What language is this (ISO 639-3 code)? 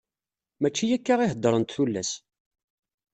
kab